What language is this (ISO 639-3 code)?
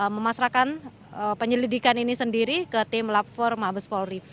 ind